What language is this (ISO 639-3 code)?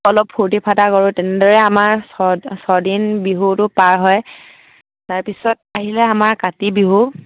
asm